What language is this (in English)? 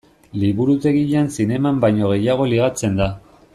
Basque